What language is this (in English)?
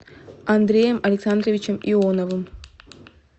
Russian